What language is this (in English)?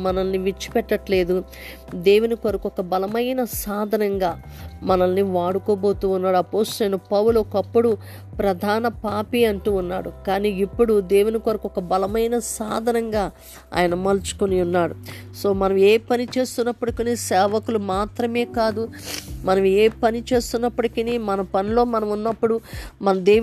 Telugu